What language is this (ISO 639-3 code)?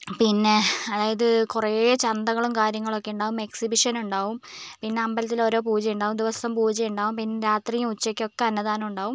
mal